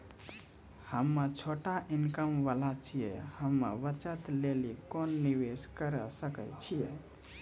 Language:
Maithili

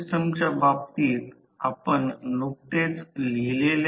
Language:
Marathi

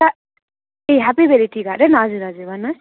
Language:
Nepali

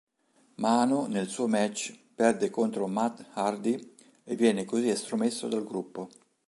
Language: Italian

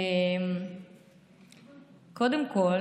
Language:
Hebrew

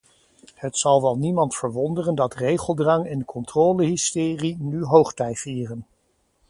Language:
Dutch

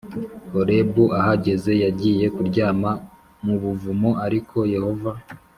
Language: Kinyarwanda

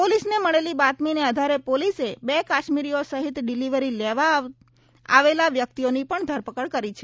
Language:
Gujarati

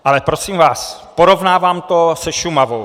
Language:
Czech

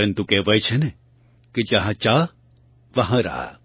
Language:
Gujarati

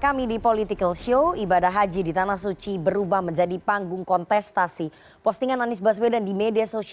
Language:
Indonesian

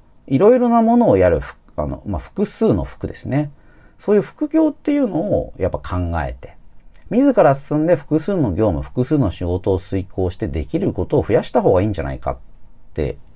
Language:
Japanese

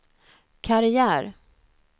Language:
Swedish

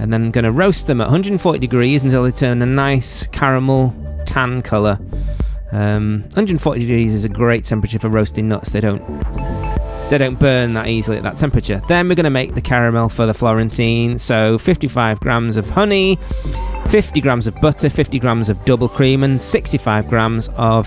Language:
English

